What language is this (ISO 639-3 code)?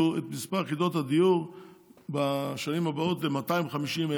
heb